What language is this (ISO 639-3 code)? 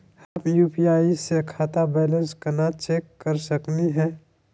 mag